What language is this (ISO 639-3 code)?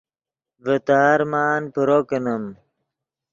ydg